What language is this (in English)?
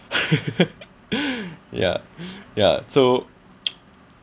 English